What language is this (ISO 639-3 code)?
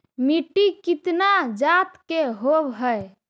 mag